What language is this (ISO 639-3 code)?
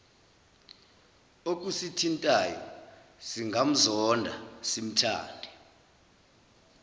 zul